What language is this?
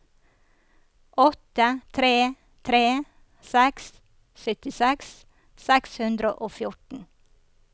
Norwegian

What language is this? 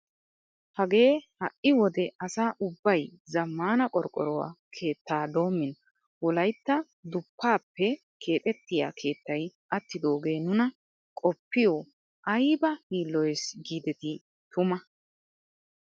Wolaytta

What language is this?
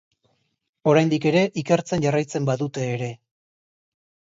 Basque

